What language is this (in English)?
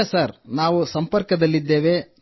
Kannada